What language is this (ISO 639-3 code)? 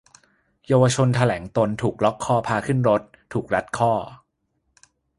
tha